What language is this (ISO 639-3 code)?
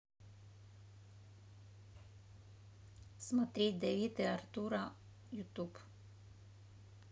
rus